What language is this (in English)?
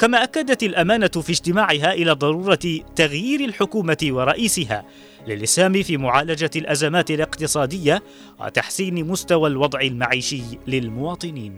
Arabic